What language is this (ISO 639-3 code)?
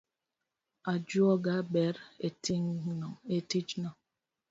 luo